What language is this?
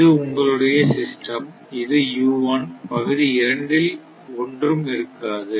Tamil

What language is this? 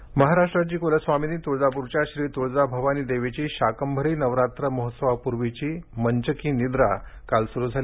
Marathi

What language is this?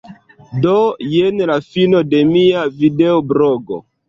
Esperanto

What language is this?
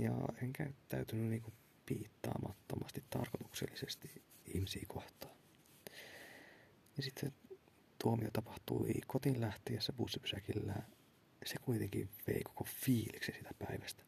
Finnish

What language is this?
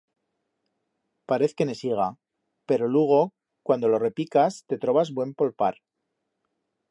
Aragonese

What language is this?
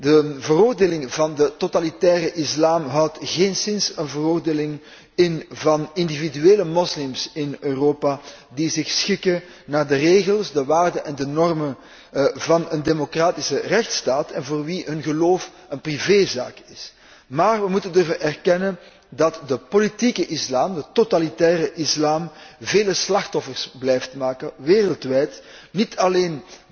Dutch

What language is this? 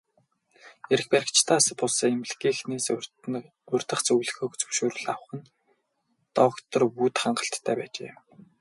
Mongolian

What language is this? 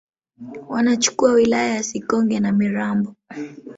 Swahili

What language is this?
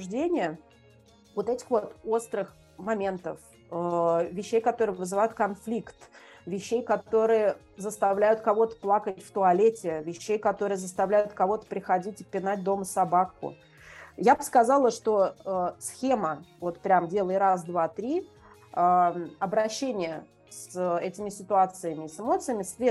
Russian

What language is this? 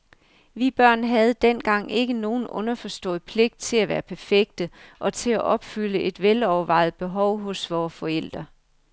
Danish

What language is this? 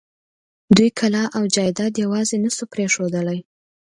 Pashto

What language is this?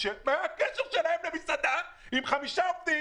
Hebrew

